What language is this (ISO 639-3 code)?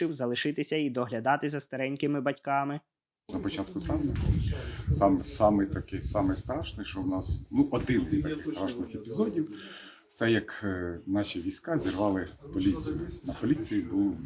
ukr